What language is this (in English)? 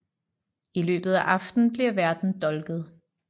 Danish